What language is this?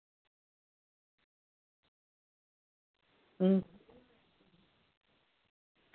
Dogri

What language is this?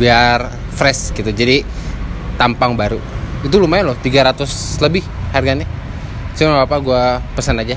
Indonesian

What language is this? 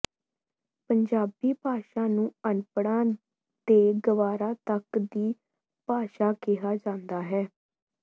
Punjabi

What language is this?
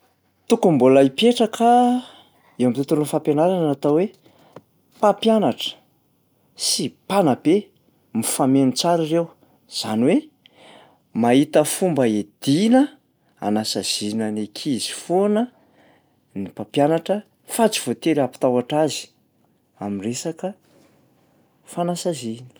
Malagasy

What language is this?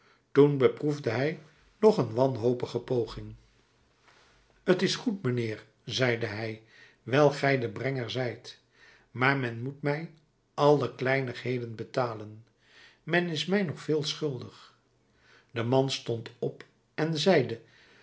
Dutch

